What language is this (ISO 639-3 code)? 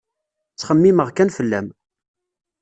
kab